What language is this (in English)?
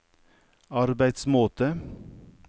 Norwegian